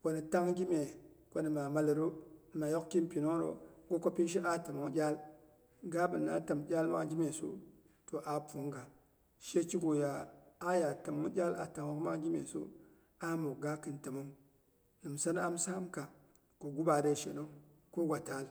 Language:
Boghom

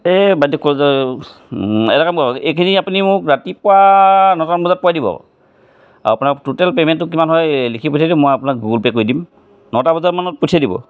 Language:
Assamese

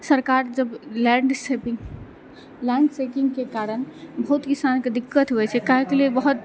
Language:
Maithili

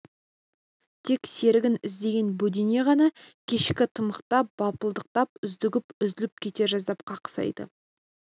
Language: Kazakh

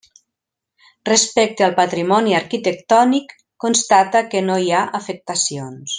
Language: Catalan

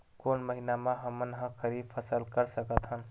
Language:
Chhattisgarhi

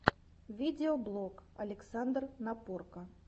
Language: Russian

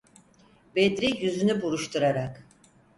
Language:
Turkish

